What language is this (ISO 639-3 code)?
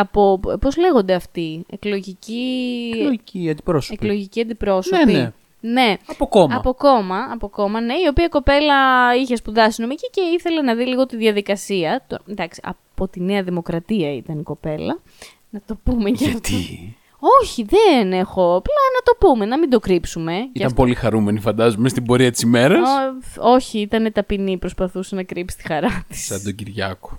ell